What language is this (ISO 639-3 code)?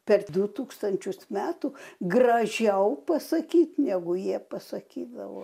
lit